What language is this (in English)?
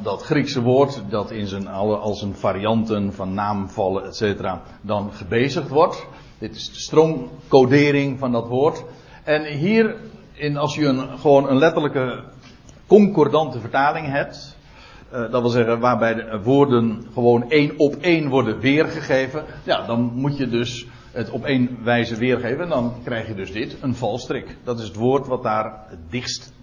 Dutch